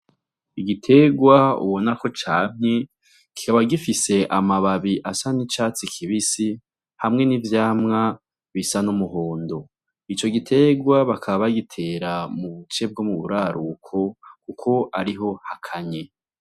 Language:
Rundi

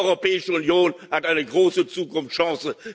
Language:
German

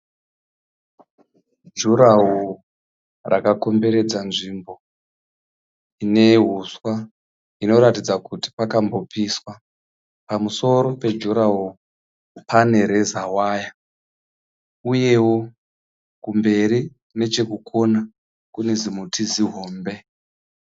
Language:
Shona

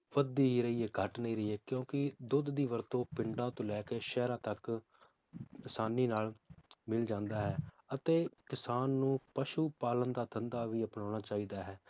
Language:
Punjabi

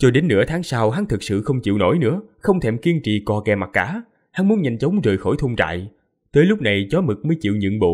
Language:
Vietnamese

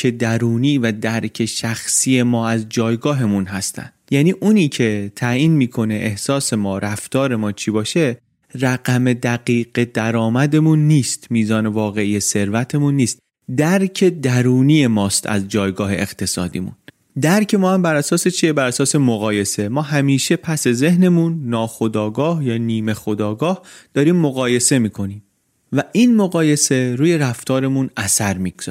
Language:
Persian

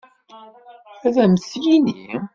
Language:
Kabyle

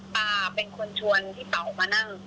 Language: Thai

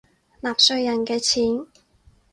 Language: Cantonese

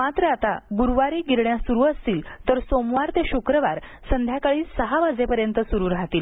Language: Marathi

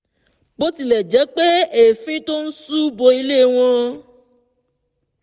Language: Yoruba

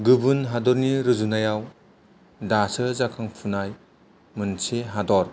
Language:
Bodo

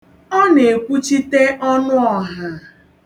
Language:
Igbo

